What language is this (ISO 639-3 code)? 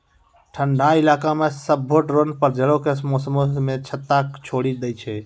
mai